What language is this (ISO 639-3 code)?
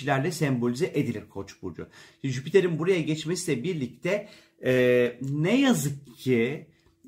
tur